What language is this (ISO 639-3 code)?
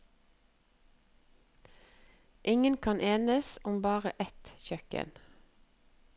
nor